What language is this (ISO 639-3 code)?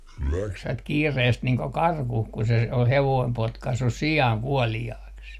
fin